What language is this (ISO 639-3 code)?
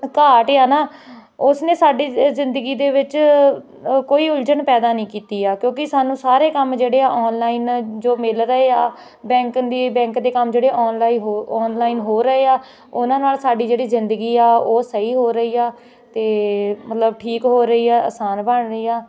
pan